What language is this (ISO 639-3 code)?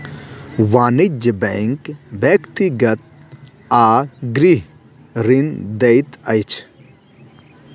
mai